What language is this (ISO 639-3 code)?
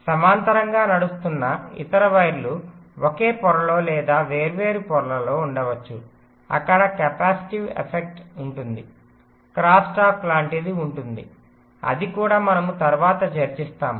tel